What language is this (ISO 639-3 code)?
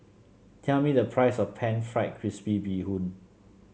eng